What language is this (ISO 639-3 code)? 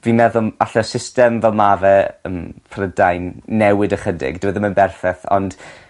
cym